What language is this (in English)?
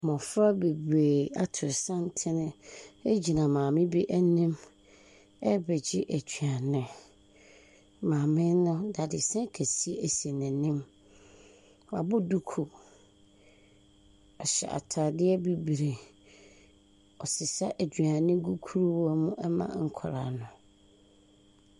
Akan